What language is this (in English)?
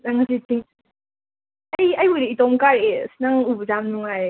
Manipuri